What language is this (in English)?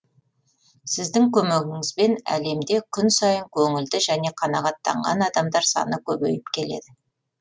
Kazakh